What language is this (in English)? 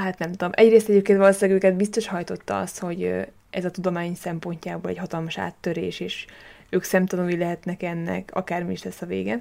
Hungarian